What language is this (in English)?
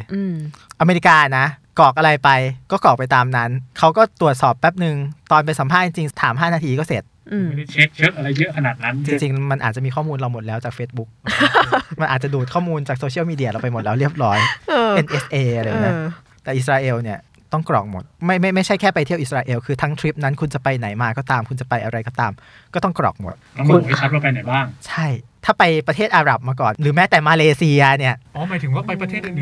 Thai